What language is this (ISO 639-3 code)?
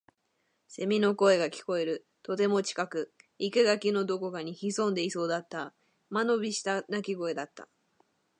jpn